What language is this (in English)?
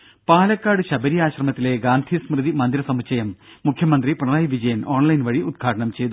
Malayalam